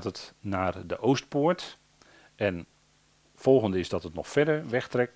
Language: Dutch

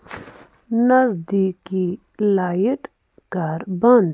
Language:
Kashmiri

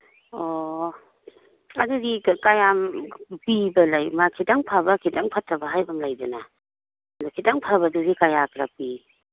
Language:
Manipuri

